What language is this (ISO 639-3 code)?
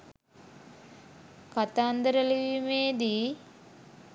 sin